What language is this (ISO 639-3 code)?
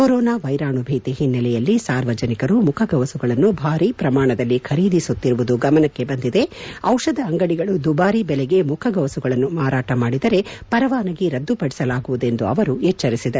kan